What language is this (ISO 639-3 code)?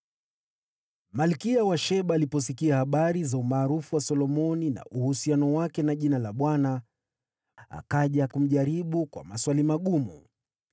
swa